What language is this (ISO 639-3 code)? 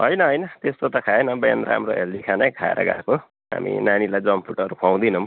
nep